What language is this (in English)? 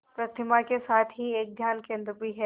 Hindi